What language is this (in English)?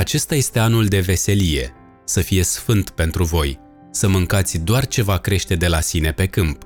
Romanian